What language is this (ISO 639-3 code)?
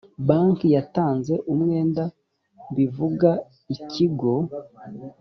kin